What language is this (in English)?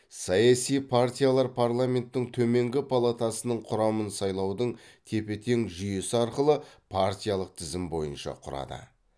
Kazakh